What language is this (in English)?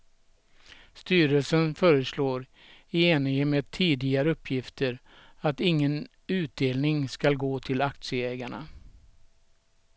Swedish